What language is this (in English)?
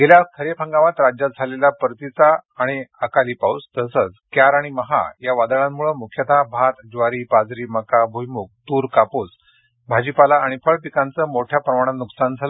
Marathi